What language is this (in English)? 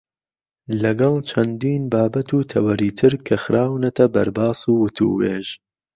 Central Kurdish